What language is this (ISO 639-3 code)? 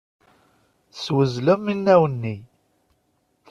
kab